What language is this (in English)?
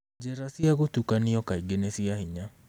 Kikuyu